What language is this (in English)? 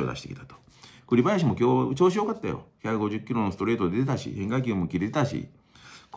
Japanese